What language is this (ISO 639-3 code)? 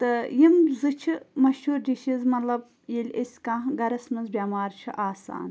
kas